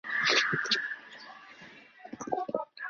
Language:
Chinese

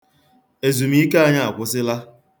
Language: Igbo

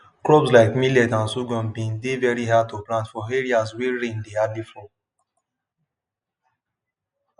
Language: Nigerian Pidgin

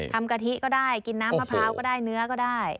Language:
Thai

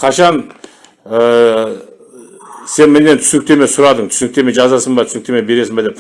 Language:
Turkish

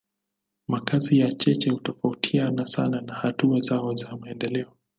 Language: Swahili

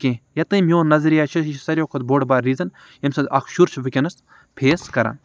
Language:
Kashmiri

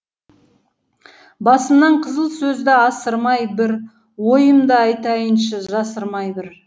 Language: Kazakh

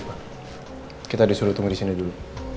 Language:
Indonesian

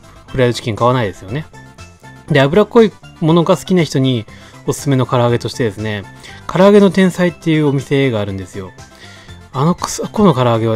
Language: Japanese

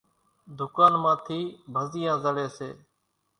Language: Kachi Koli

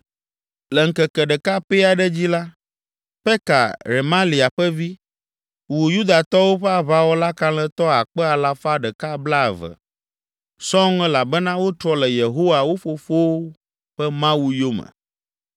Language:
Ewe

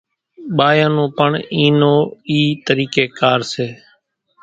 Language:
Kachi Koli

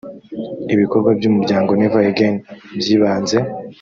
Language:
Kinyarwanda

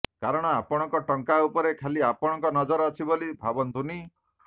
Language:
Odia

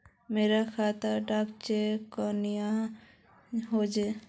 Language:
Magahi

